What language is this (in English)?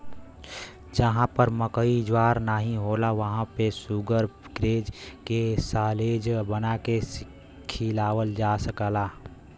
Bhojpuri